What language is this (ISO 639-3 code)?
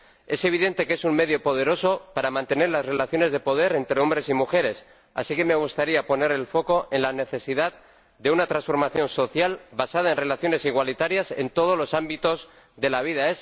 spa